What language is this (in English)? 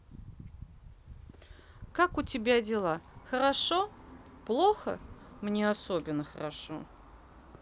Russian